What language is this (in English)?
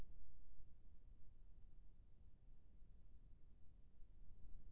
Chhattisgarhi